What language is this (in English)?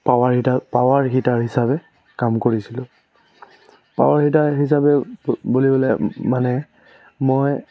Assamese